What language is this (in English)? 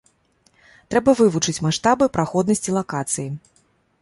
Belarusian